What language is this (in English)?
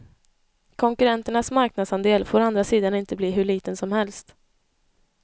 Swedish